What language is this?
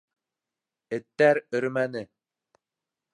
Bashkir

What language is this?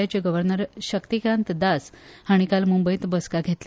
Konkani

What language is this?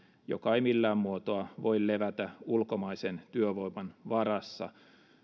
Finnish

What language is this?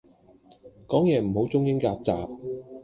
Cantonese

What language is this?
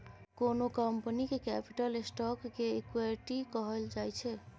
Maithili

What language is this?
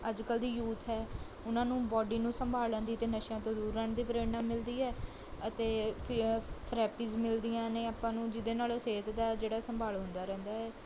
Punjabi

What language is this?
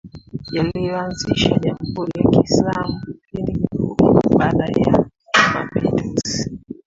Swahili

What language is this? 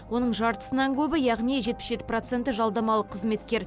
Kazakh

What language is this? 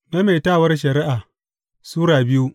Hausa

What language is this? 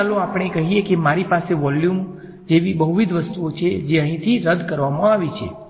Gujarati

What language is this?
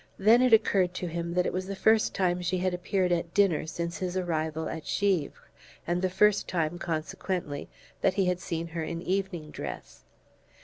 English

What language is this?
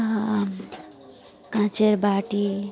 Bangla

